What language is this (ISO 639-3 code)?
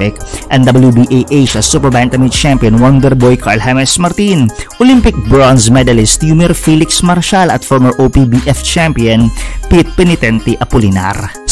fil